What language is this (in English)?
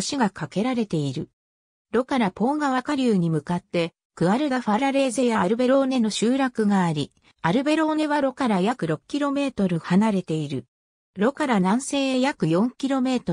Japanese